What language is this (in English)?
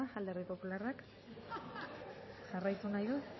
Basque